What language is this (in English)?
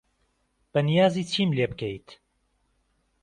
Central Kurdish